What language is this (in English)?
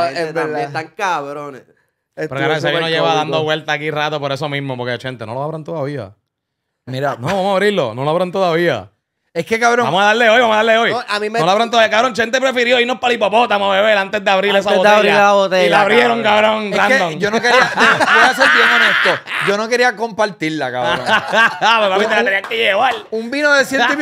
Spanish